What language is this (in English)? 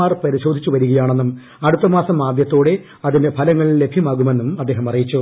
Malayalam